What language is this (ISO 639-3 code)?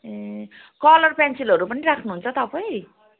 nep